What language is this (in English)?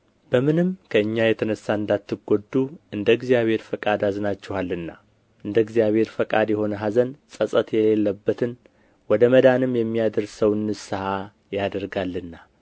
Amharic